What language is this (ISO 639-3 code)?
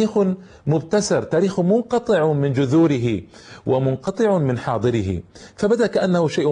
ara